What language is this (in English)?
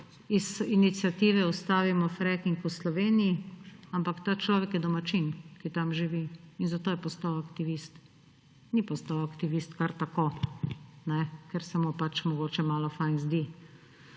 Slovenian